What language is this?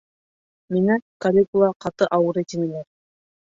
Bashkir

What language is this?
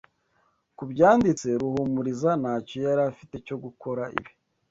Kinyarwanda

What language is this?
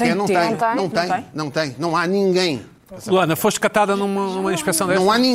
Portuguese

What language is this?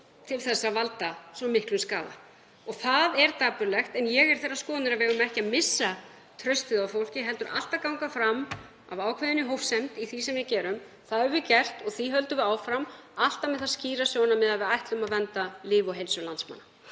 Icelandic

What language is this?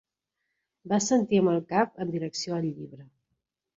Catalan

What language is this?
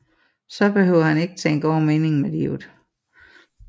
Danish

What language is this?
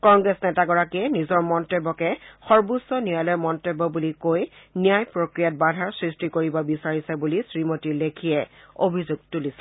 Assamese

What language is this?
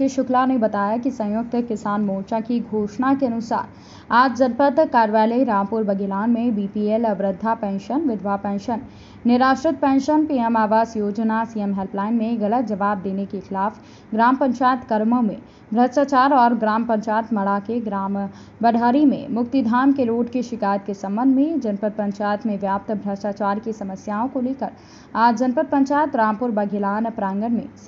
Hindi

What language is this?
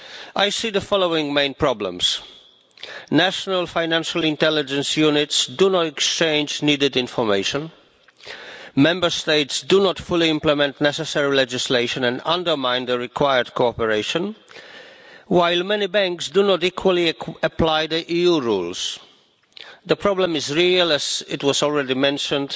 English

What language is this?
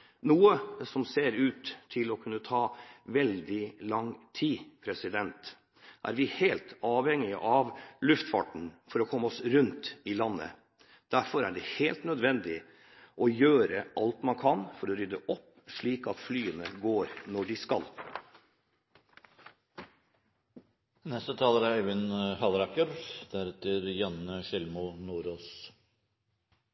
Norwegian Bokmål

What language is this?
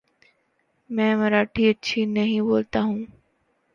Urdu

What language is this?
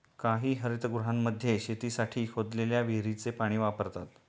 Marathi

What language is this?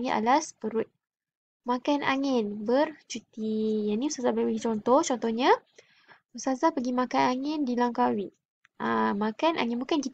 Malay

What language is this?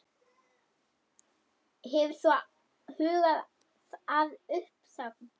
Icelandic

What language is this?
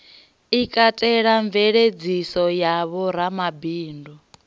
Venda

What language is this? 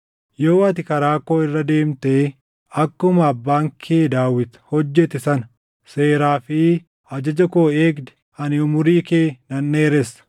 Oromo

